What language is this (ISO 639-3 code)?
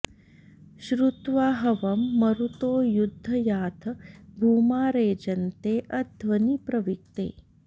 san